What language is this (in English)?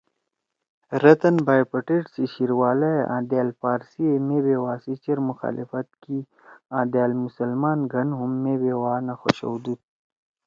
Torwali